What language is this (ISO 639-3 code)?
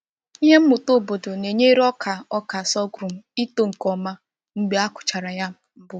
ibo